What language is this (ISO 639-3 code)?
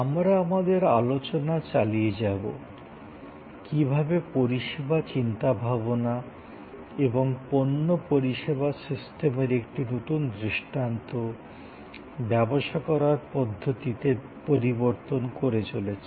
ben